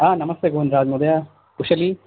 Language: Sanskrit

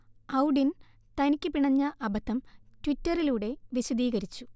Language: Malayalam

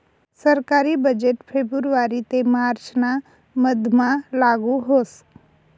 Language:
Marathi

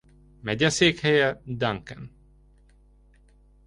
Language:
Hungarian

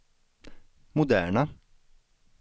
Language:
Swedish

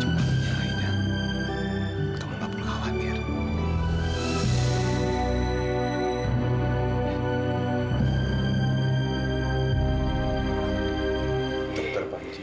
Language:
Indonesian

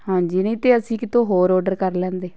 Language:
Punjabi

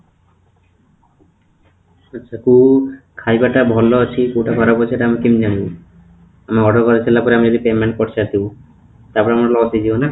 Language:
Odia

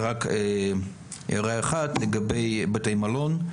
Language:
Hebrew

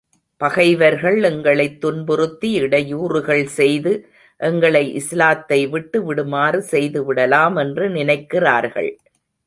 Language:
Tamil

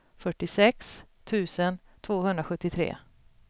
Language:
Swedish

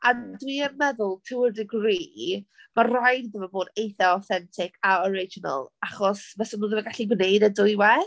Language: Welsh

